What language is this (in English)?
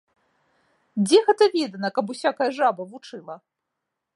Belarusian